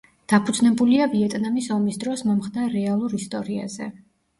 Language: Georgian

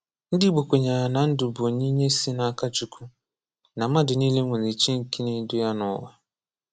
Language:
Igbo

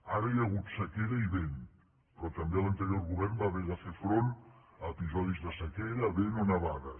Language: Catalan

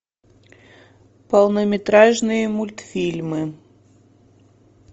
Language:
Russian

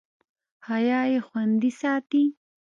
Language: Pashto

